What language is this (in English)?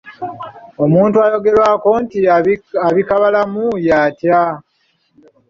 Ganda